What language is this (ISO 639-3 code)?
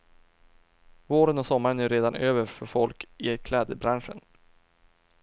swe